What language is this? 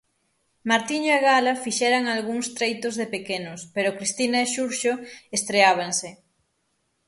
Galician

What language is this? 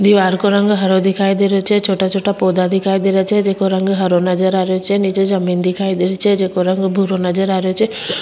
Rajasthani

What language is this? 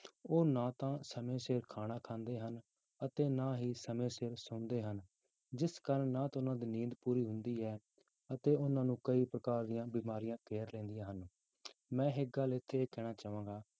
Punjabi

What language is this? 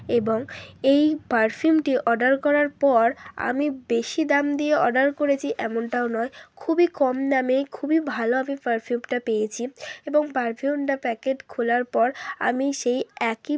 Bangla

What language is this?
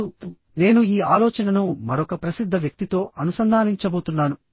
Telugu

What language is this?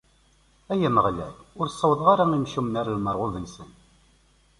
Kabyle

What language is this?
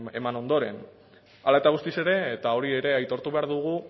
Basque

